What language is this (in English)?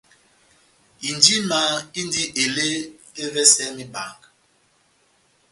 Batanga